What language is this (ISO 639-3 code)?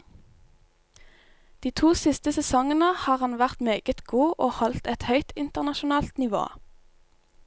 nor